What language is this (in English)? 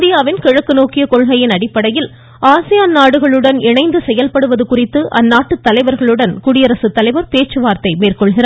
Tamil